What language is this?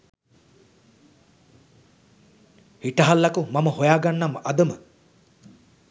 Sinhala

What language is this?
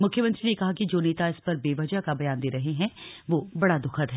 Hindi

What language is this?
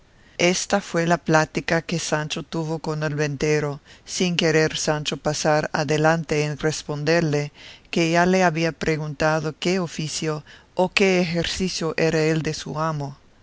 Spanish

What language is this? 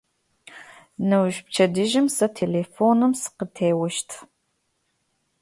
Adyghe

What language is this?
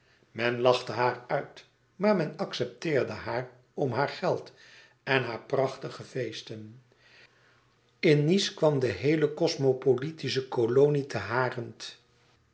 Dutch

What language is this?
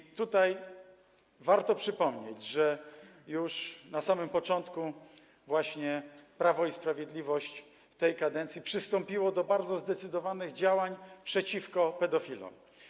Polish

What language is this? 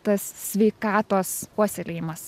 Lithuanian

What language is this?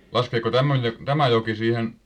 Finnish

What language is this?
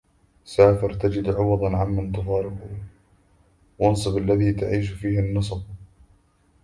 Arabic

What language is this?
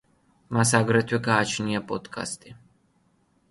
Georgian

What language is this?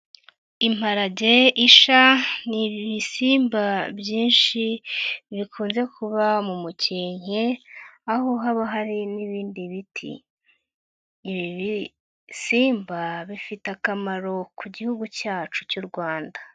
Kinyarwanda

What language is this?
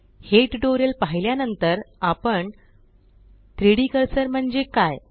Marathi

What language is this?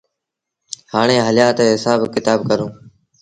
Sindhi Bhil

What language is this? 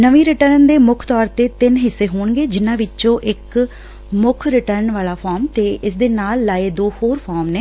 Punjabi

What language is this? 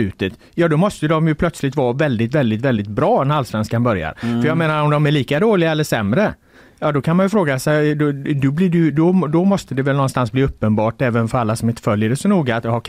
Swedish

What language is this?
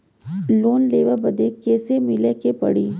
Bhojpuri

